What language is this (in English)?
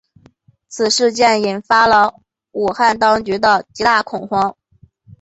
Chinese